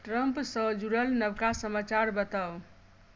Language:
Maithili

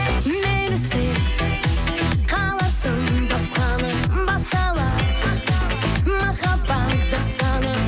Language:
Kazakh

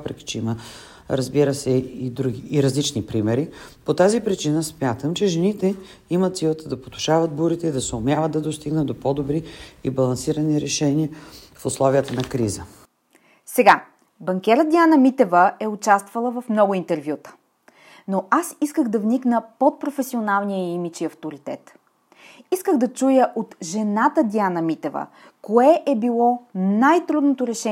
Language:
Bulgarian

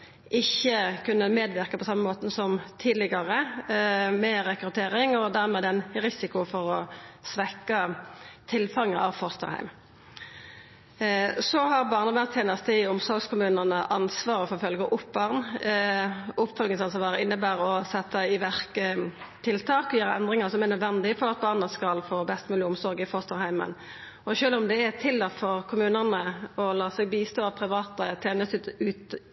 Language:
Norwegian Nynorsk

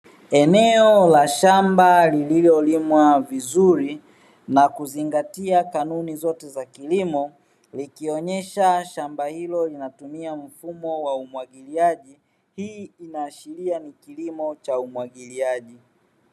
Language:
Swahili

